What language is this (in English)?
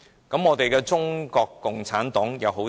Cantonese